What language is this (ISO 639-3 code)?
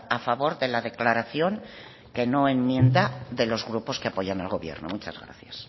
spa